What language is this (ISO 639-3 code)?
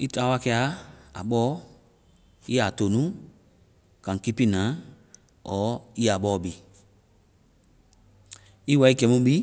vai